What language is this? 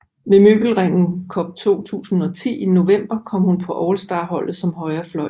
Danish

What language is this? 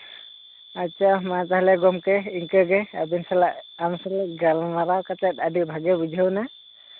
Santali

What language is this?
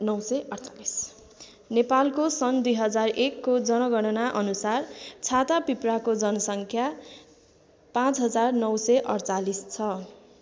Nepali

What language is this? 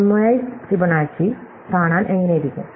Malayalam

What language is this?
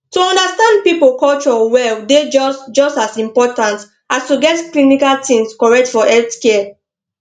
Nigerian Pidgin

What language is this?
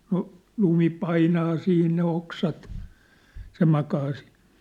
Finnish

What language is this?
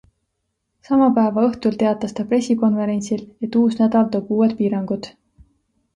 Estonian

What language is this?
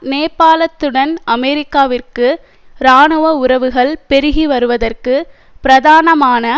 Tamil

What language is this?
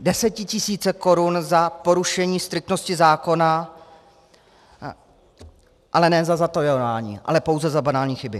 Czech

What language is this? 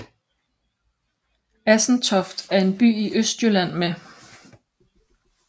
Danish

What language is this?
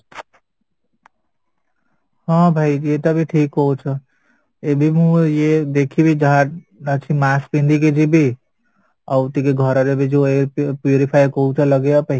Odia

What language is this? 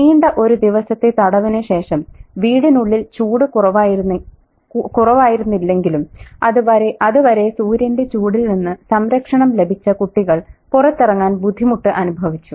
Malayalam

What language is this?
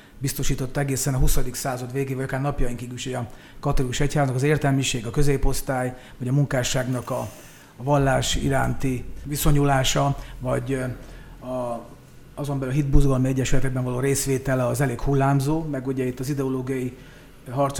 Hungarian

